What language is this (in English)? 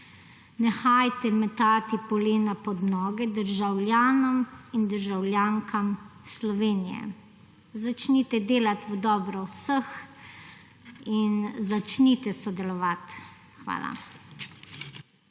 Slovenian